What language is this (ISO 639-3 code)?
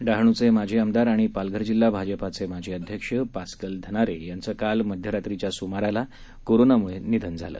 mar